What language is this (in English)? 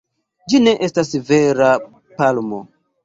Esperanto